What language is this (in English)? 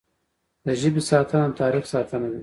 Pashto